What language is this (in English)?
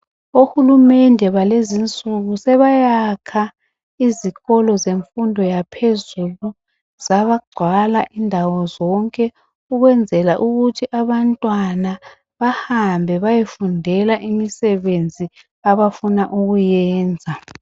North Ndebele